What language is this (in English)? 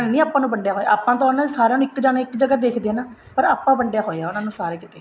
Punjabi